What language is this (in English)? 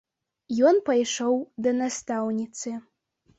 Belarusian